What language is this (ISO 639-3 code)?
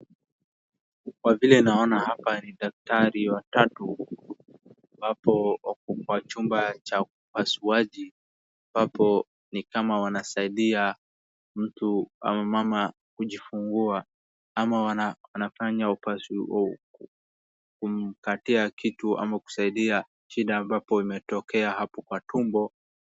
swa